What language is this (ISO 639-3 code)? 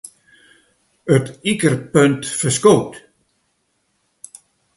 fry